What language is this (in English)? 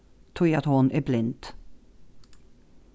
Faroese